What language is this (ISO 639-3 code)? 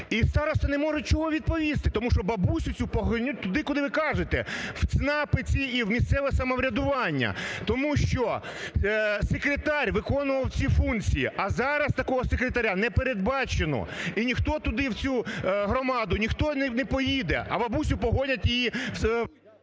ukr